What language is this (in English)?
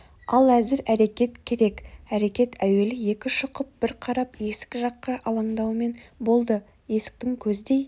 Kazakh